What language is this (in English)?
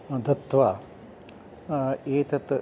Sanskrit